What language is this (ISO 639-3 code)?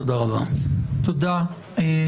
heb